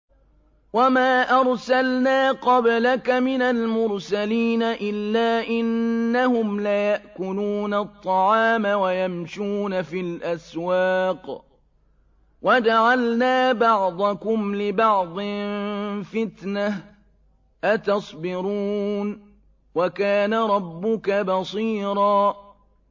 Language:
Arabic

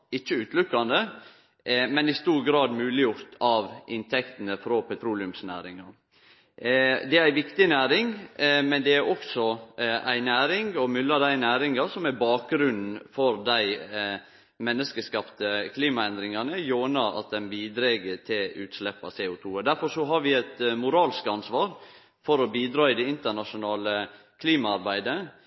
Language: Norwegian Nynorsk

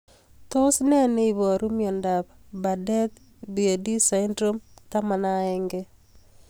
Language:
Kalenjin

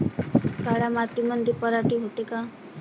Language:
Marathi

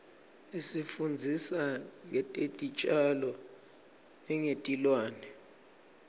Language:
Swati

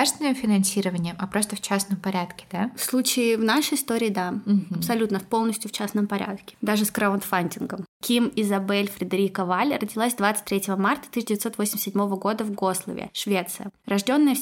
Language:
Russian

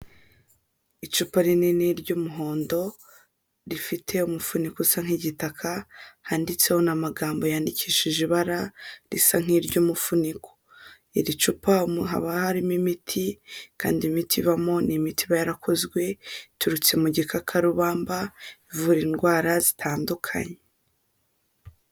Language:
Kinyarwanda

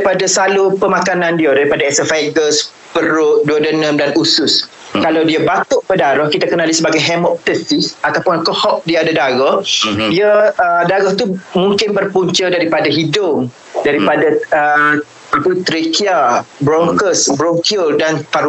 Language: Malay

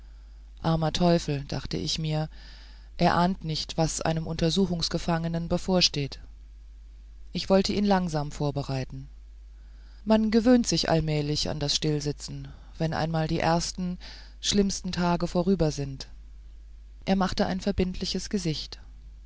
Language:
German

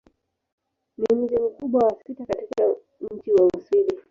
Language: Swahili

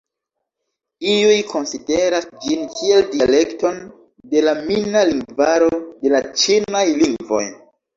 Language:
Esperanto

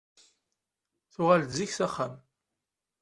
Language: Kabyle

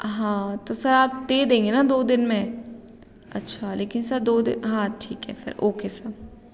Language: Hindi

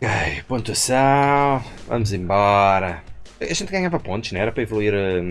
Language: Portuguese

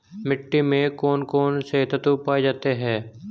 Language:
Hindi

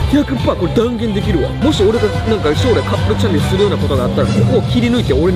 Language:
Japanese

